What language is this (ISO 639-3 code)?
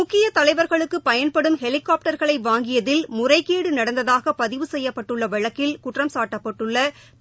tam